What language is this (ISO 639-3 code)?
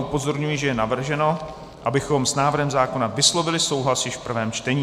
ces